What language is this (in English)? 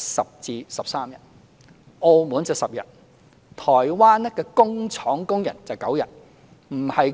Cantonese